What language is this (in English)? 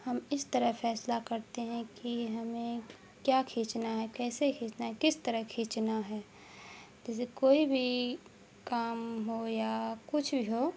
Urdu